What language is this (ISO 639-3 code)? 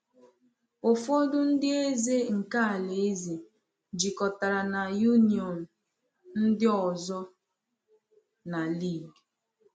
ibo